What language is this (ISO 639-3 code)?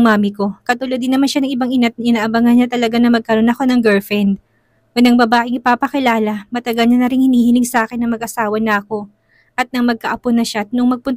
fil